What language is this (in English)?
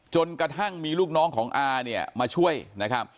Thai